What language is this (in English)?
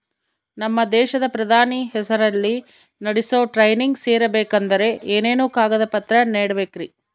Kannada